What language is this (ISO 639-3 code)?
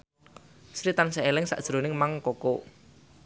jav